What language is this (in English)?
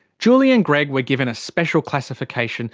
English